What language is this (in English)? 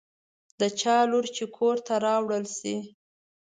Pashto